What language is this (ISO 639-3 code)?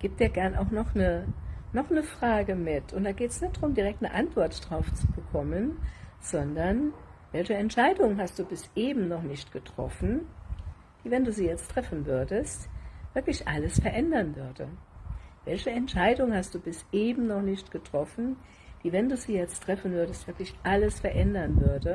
deu